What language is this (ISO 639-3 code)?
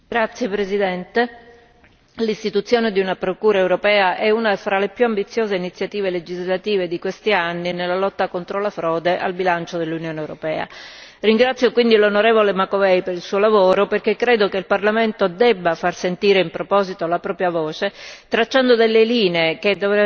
ita